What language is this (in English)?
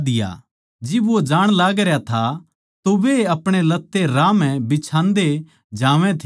Haryanvi